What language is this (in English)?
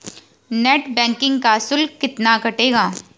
Hindi